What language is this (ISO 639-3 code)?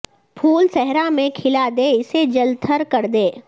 urd